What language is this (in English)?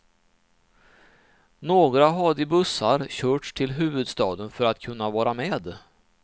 Swedish